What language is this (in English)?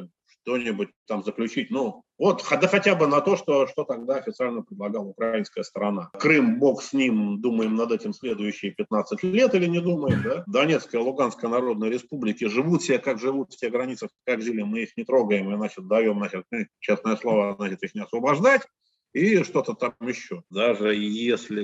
Russian